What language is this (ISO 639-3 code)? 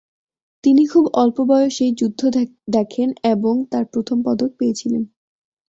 ben